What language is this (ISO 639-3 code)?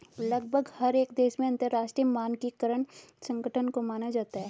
hin